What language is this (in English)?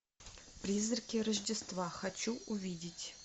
Russian